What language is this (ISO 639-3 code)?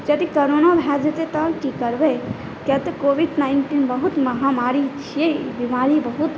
mai